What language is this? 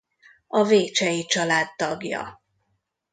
Hungarian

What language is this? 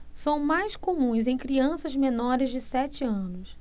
Portuguese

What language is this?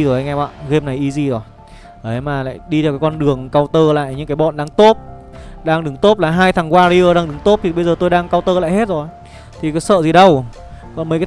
Vietnamese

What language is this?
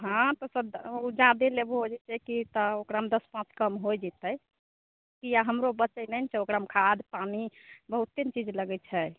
Maithili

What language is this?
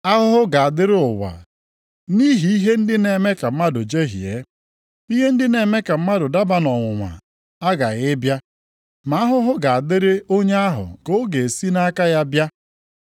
Igbo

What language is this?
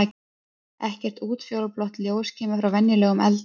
Icelandic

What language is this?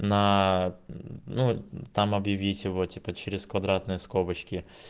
Russian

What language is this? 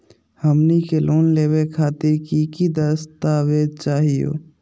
Magahi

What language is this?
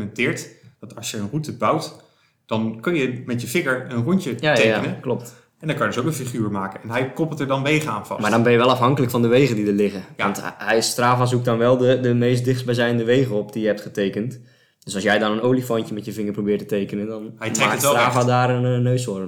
Dutch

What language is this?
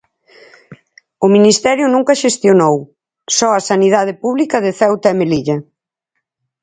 Galician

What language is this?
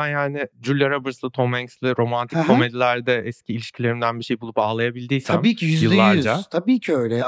Turkish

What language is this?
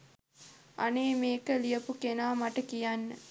Sinhala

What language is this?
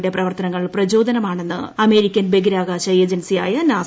Malayalam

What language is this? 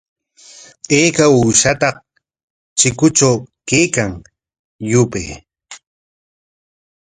Corongo Ancash Quechua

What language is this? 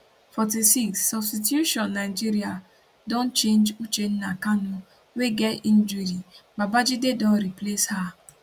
Nigerian Pidgin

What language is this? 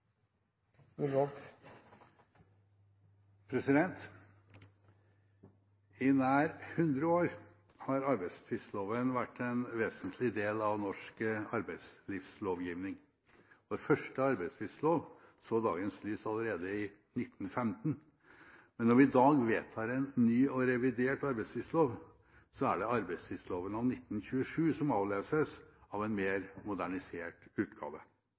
Norwegian Bokmål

